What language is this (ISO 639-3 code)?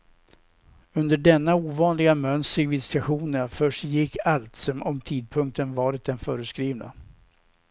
swe